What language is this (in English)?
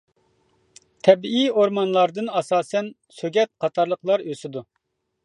Uyghur